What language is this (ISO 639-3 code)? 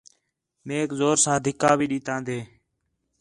xhe